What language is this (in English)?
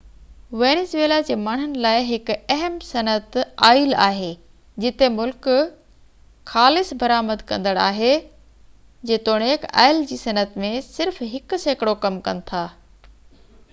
Sindhi